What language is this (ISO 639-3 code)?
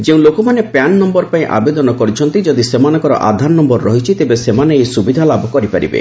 ori